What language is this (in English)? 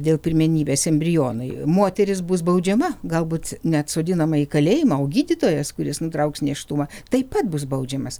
Lithuanian